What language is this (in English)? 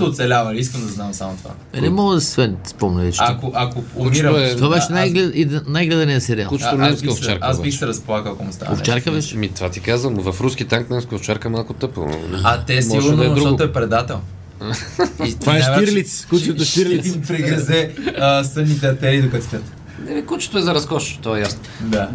Bulgarian